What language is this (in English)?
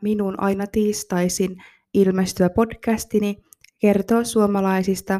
Finnish